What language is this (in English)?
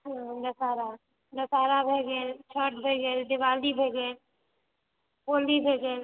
Maithili